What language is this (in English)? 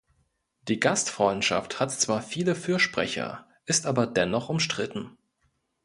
German